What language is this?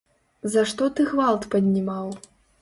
Belarusian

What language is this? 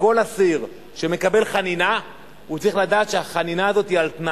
Hebrew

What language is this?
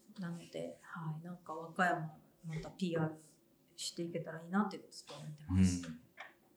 Japanese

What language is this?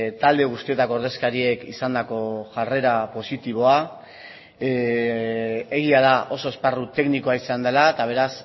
Basque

